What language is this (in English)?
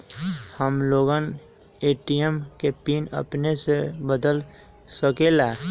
Magahi